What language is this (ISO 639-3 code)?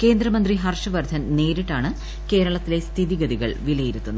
mal